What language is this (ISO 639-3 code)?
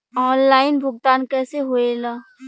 bho